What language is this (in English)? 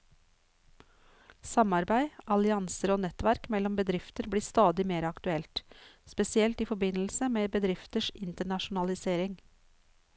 Norwegian